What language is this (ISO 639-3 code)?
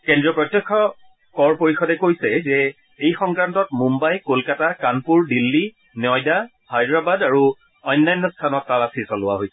asm